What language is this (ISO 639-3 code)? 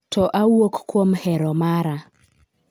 luo